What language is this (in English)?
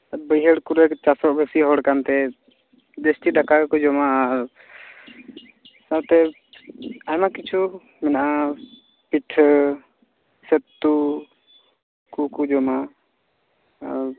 Santali